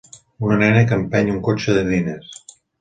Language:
Catalan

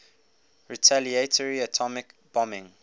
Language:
English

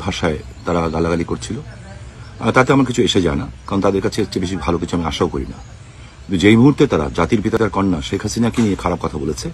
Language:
Romanian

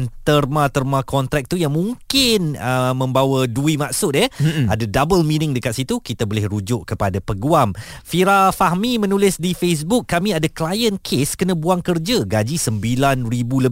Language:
Malay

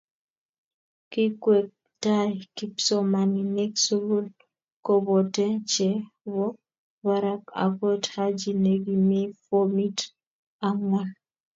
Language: Kalenjin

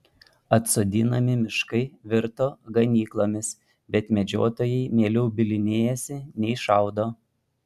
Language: Lithuanian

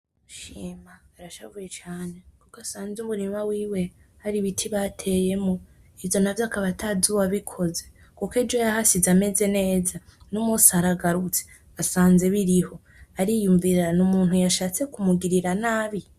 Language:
Rundi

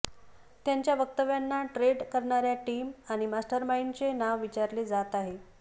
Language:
Marathi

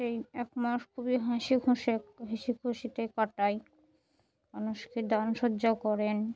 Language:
Bangla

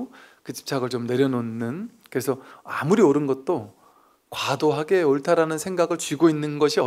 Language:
Korean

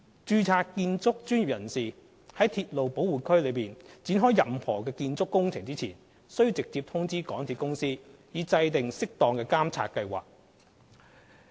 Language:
Cantonese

